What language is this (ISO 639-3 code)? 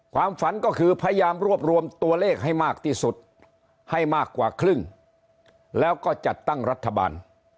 tha